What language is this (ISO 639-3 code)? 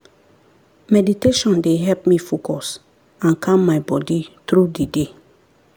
pcm